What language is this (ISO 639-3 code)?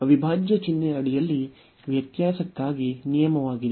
kan